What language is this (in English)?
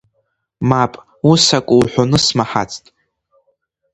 Abkhazian